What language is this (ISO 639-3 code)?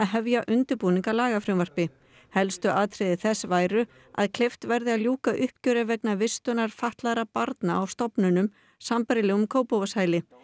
isl